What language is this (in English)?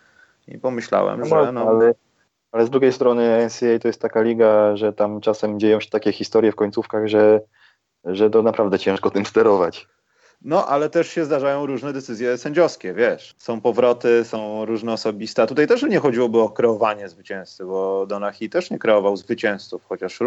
Polish